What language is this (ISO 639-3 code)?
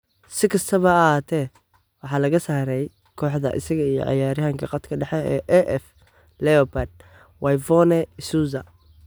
som